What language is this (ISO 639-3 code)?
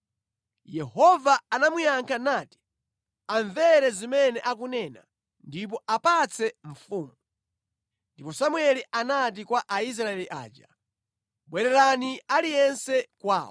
nya